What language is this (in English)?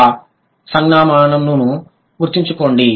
Telugu